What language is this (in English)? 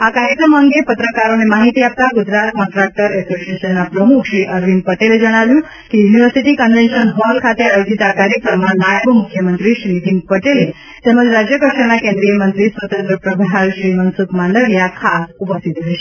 Gujarati